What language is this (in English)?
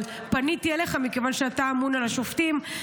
Hebrew